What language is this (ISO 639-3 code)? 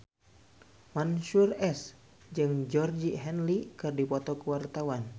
sun